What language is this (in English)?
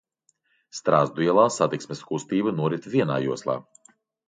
Latvian